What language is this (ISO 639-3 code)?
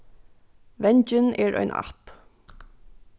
fao